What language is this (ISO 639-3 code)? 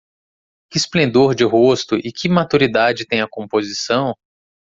por